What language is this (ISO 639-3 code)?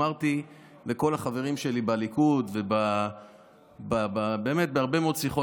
heb